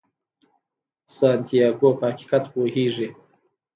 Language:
Pashto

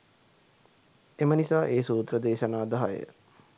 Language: Sinhala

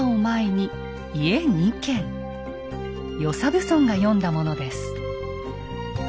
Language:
Japanese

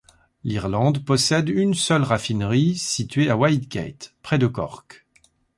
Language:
French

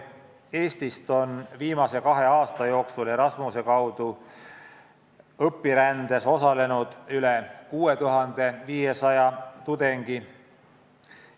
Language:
Estonian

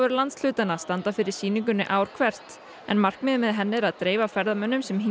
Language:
Icelandic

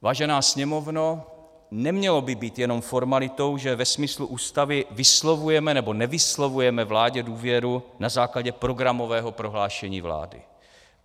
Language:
Czech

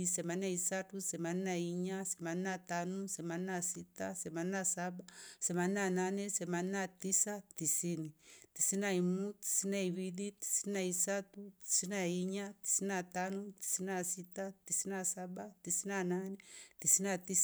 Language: Rombo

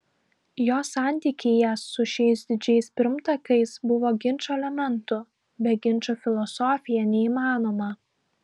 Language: Lithuanian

